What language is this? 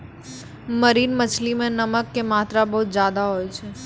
Maithili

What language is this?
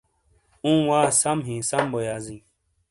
Shina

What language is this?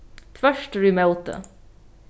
Faroese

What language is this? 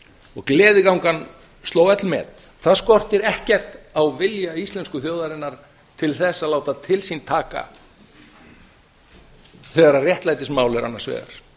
Icelandic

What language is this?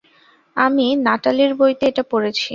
Bangla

